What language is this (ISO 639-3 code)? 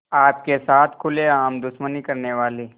hin